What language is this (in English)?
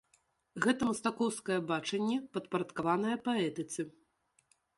Belarusian